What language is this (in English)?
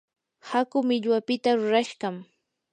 Yanahuanca Pasco Quechua